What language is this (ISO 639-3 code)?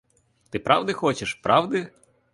ukr